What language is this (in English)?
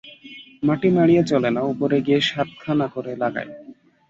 Bangla